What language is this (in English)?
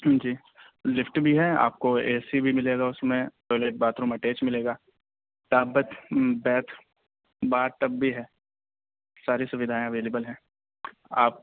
Urdu